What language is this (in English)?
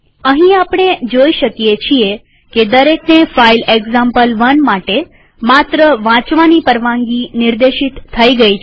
Gujarati